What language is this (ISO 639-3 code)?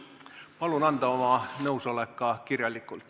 est